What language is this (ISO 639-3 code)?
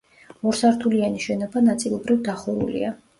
kat